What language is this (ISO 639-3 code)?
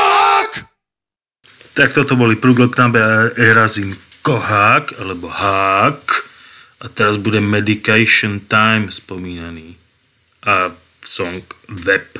slk